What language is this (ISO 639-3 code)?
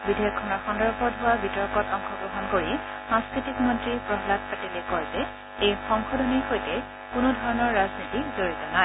asm